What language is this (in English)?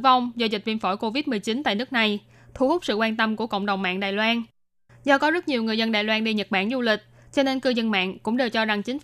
Vietnamese